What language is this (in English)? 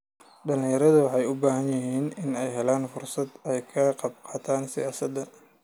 Somali